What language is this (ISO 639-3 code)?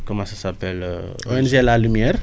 wol